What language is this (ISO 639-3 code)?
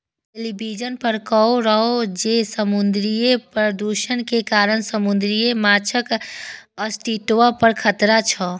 mai